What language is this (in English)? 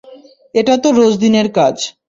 Bangla